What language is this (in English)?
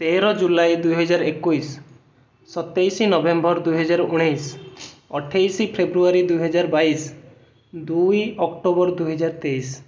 Odia